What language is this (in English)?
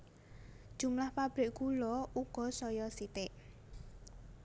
Javanese